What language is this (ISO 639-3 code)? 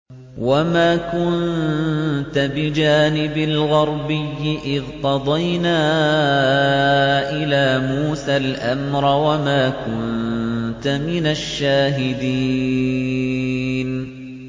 ara